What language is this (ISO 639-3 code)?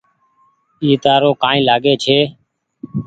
gig